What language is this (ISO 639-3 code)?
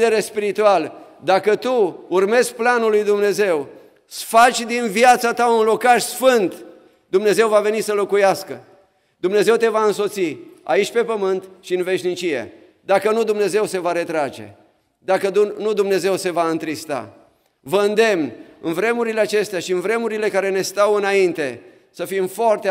ron